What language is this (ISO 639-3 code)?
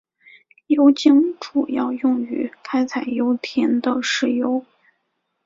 zho